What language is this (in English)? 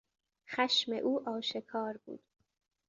Persian